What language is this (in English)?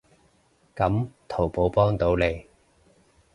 Cantonese